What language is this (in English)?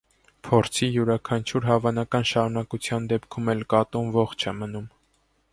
Armenian